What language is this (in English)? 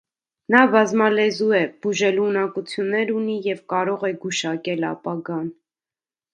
Armenian